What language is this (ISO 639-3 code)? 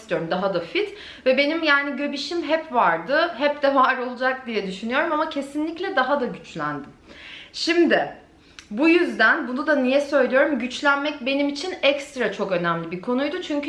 tur